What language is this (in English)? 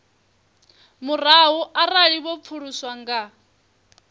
Venda